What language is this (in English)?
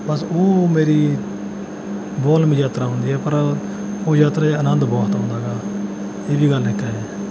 Punjabi